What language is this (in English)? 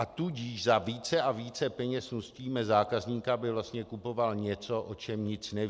Czech